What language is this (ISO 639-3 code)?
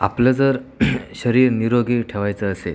mar